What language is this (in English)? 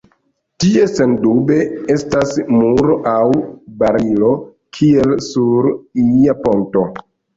Esperanto